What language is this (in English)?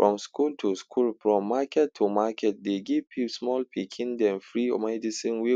Nigerian Pidgin